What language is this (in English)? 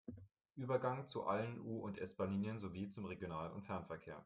German